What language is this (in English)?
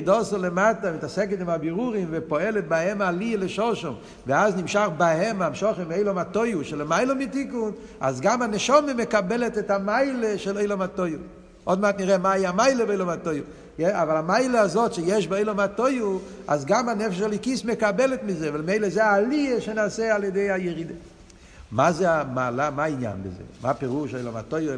Hebrew